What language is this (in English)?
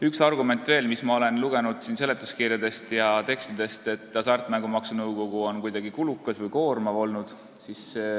Estonian